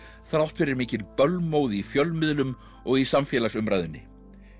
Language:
Icelandic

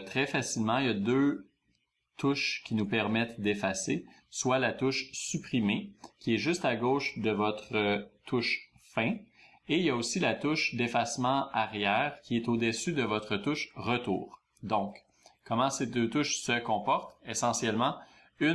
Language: French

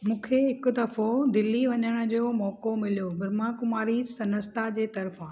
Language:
Sindhi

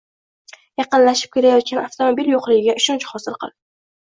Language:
Uzbek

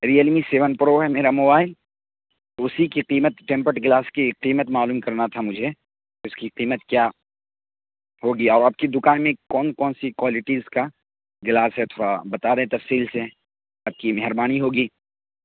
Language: Urdu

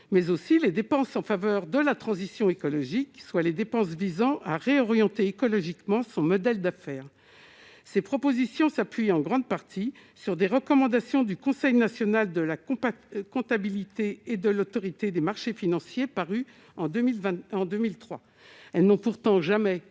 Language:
French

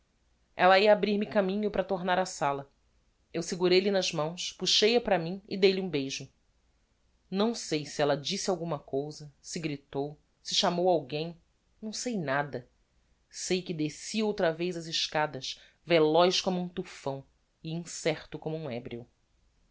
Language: Portuguese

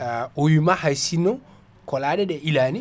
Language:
Fula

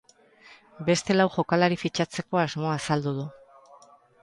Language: Basque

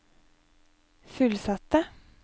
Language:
Norwegian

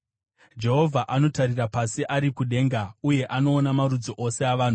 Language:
Shona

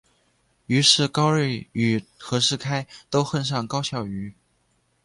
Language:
Chinese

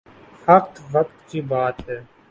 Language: Urdu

